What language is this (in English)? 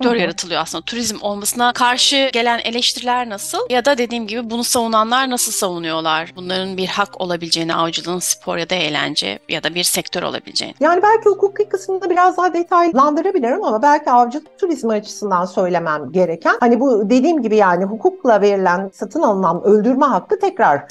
Turkish